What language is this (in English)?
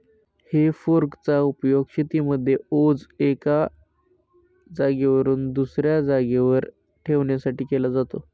Marathi